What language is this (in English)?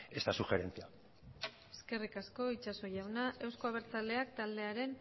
Basque